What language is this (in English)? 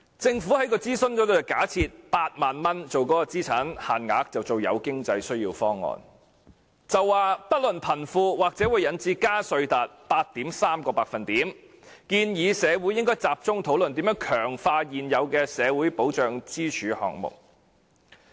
Cantonese